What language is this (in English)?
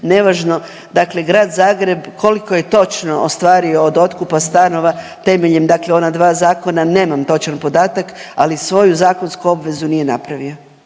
Croatian